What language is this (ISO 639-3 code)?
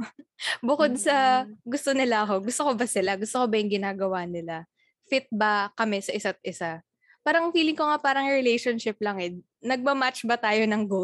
fil